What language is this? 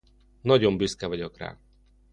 Hungarian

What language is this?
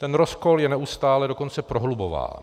Czech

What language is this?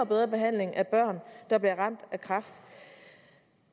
Danish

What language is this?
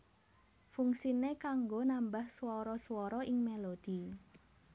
Javanese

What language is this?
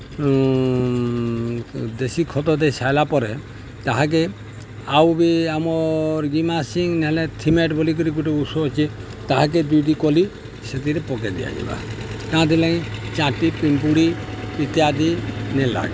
Odia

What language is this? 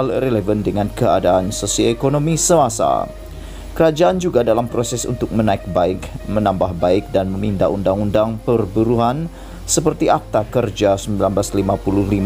Malay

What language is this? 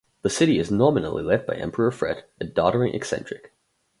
English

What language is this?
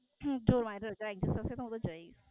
Gujarati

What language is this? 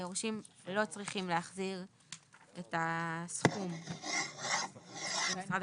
Hebrew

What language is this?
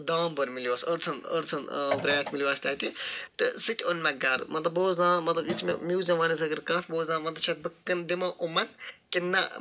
Kashmiri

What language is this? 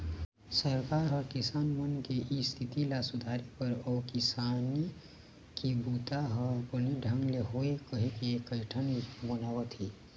Chhattisgarhi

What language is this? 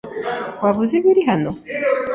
Kinyarwanda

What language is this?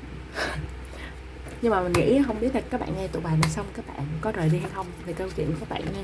Vietnamese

